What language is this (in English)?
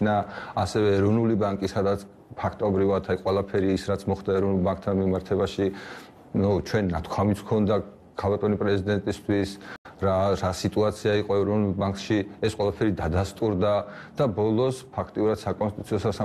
Romanian